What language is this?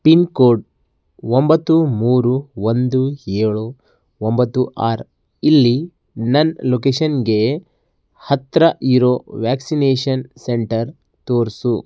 Kannada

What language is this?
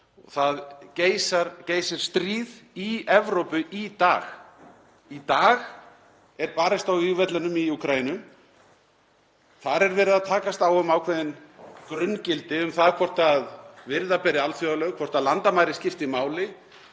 Icelandic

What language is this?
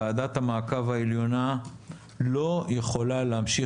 Hebrew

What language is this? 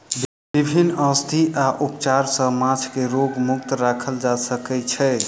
Maithili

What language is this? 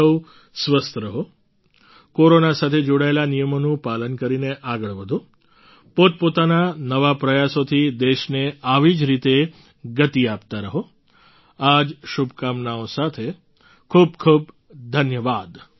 Gujarati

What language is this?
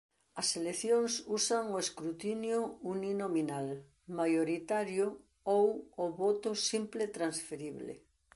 Galician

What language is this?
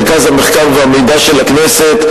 Hebrew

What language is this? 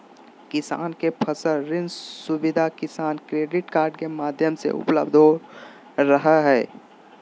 Magahi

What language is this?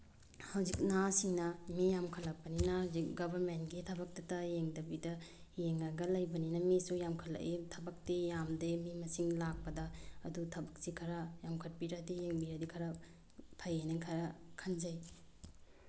Manipuri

